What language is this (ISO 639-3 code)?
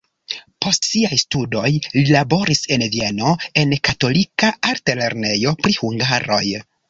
epo